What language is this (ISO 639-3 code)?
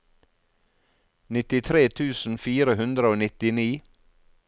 nor